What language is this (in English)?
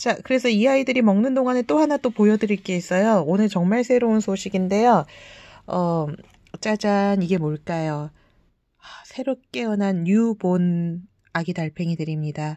Korean